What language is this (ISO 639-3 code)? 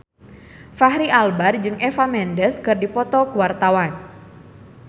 sun